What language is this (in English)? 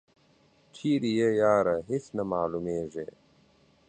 Pashto